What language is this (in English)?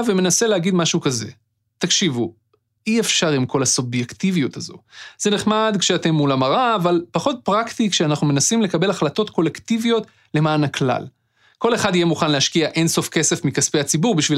Hebrew